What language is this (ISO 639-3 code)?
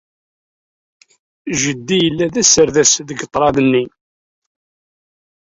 kab